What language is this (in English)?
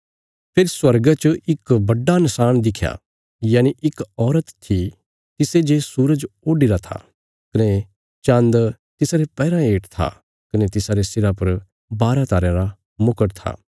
Bilaspuri